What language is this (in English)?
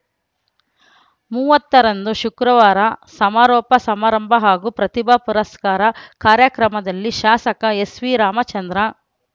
Kannada